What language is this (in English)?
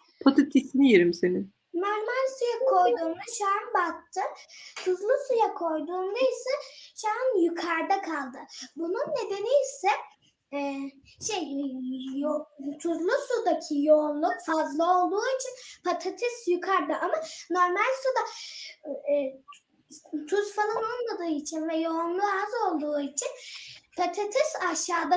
Turkish